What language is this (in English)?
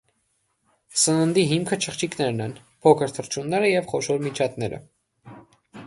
Armenian